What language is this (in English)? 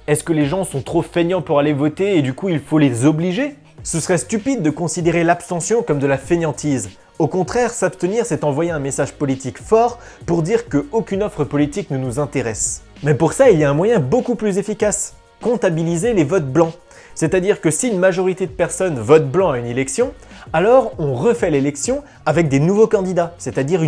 French